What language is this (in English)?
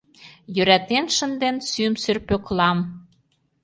Mari